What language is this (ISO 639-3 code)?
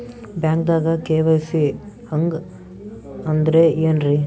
kan